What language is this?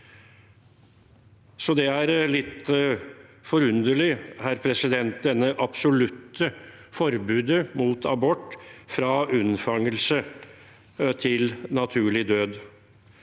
Norwegian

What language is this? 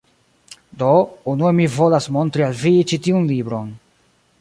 Esperanto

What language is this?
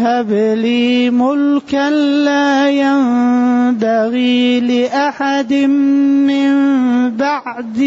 Arabic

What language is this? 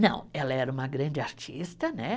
Portuguese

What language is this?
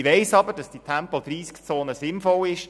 Swiss German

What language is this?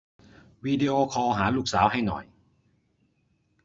Thai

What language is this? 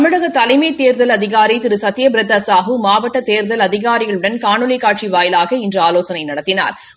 Tamil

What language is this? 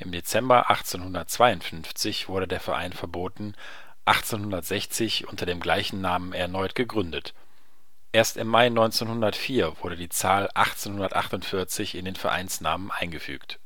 German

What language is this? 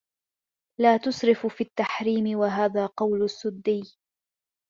Arabic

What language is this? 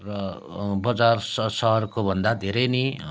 Nepali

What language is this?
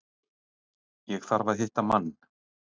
Icelandic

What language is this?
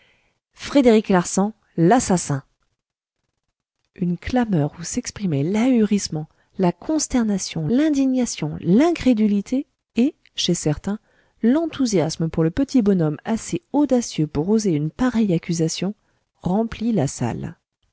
French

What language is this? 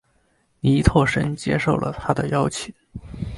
Chinese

